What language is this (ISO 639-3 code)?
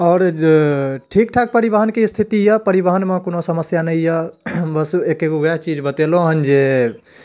mai